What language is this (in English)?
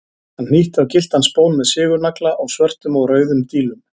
Icelandic